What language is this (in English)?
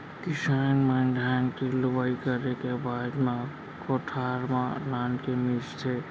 Chhattisgarhi